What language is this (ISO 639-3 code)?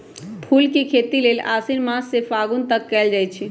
mag